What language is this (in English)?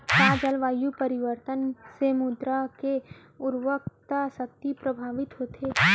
Chhattisgarhi